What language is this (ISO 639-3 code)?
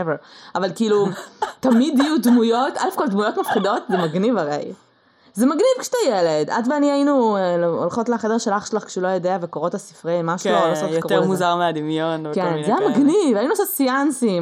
heb